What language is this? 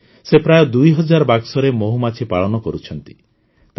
Odia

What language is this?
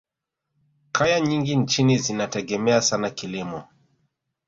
Swahili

